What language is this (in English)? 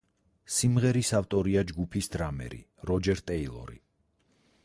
Georgian